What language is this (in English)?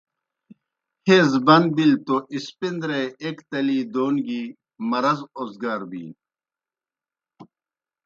Kohistani Shina